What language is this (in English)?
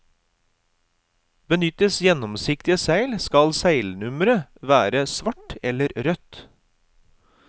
Norwegian